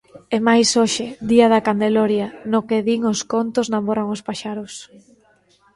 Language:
Galician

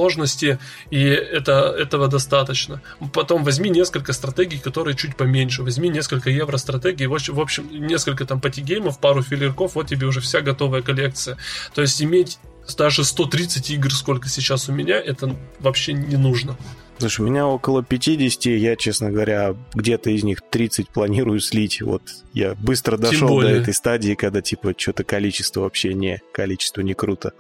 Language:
Russian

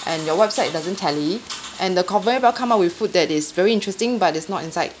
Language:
English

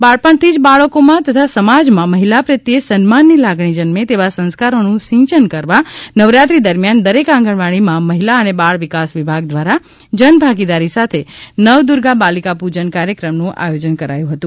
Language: Gujarati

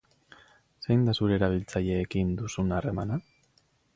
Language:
Basque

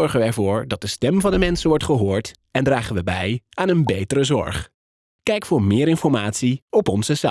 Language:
Dutch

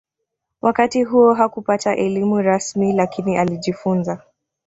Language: Swahili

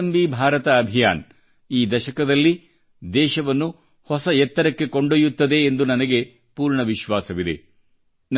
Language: Kannada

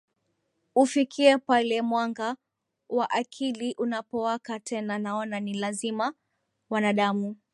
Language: Swahili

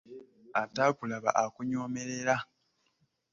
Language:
Ganda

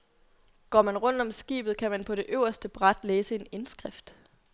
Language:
Danish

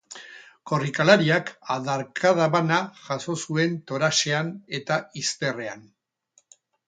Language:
Basque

